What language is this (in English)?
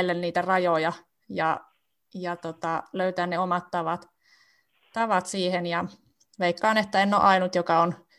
Finnish